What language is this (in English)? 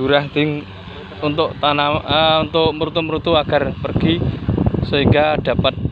Indonesian